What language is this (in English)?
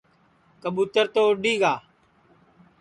Sansi